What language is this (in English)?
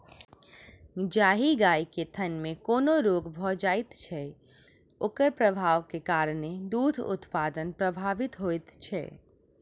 Maithili